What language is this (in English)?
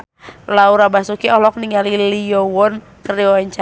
Sundanese